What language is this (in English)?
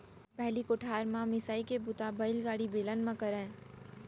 Chhattisgarhi